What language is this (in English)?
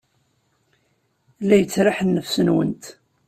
Kabyle